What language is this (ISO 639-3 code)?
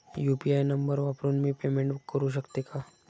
mar